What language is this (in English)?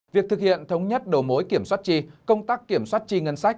Vietnamese